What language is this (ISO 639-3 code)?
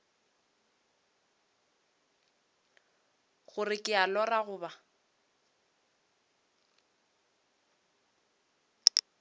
nso